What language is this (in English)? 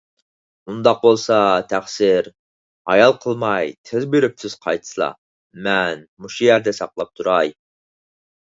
Uyghur